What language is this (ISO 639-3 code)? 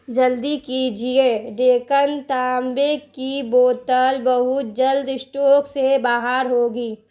urd